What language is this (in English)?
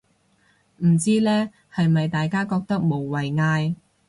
Cantonese